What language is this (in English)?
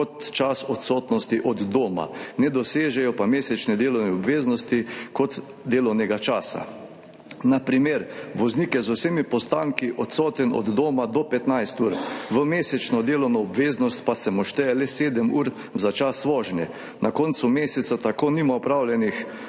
Slovenian